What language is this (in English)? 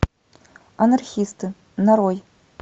Russian